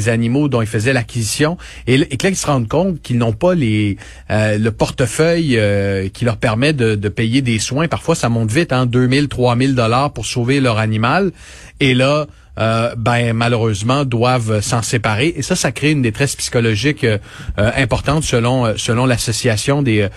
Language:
French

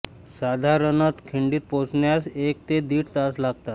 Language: Marathi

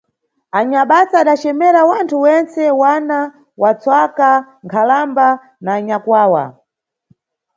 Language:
Nyungwe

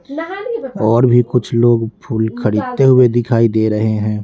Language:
Hindi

